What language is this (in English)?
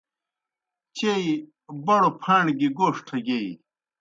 Kohistani Shina